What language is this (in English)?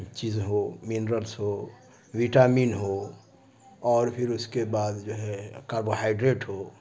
Urdu